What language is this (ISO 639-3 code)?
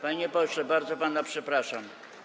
pol